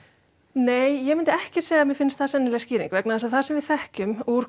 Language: Icelandic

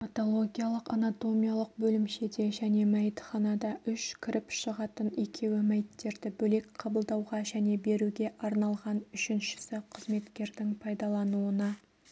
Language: Kazakh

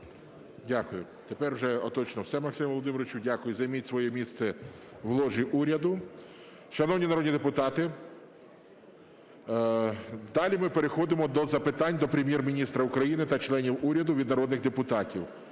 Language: Ukrainian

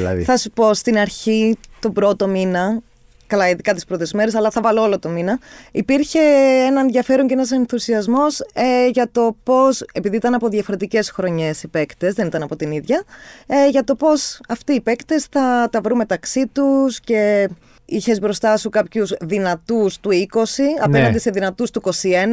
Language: Greek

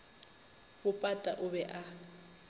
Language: Northern Sotho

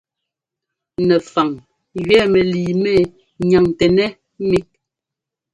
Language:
Ngomba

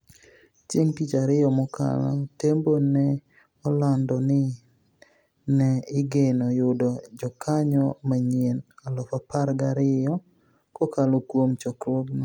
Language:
Luo (Kenya and Tanzania)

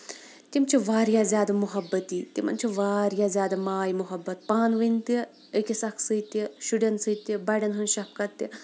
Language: Kashmiri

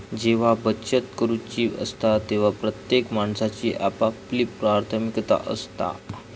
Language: Marathi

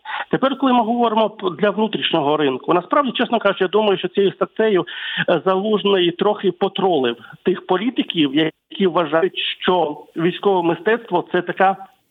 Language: Ukrainian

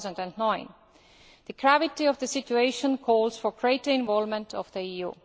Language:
English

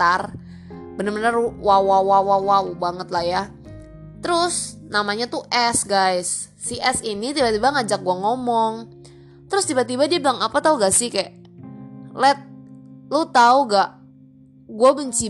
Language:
Indonesian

